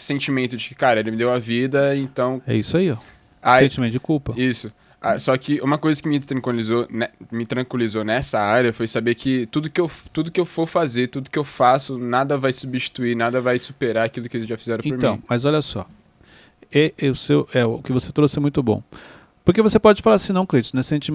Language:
Portuguese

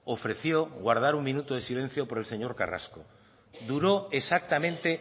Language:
Spanish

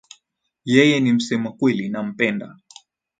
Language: Swahili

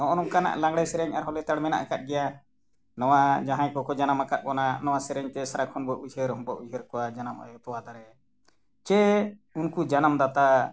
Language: Santali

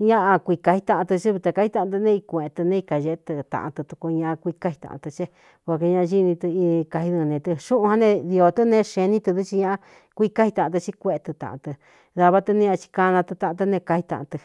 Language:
Cuyamecalco Mixtec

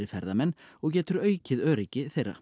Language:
Icelandic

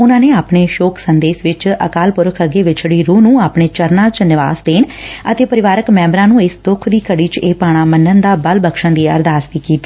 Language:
Punjabi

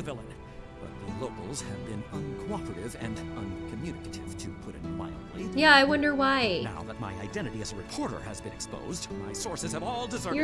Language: English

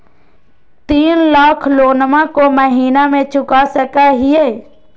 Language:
Magahi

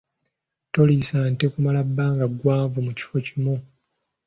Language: Ganda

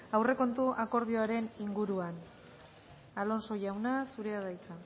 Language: Basque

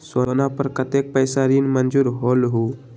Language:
Magahi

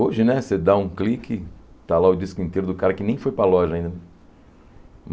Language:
Portuguese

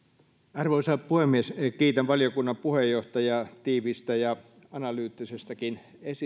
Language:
Finnish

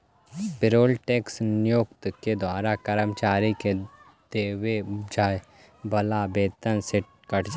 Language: Magahi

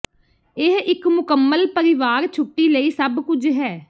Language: Punjabi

